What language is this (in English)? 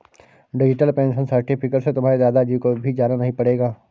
Hindi